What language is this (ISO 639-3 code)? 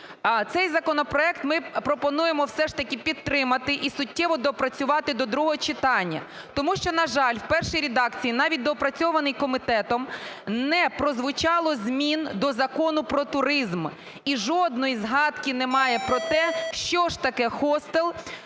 ukr